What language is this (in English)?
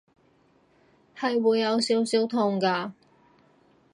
Cantonese